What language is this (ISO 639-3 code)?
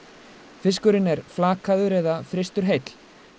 isl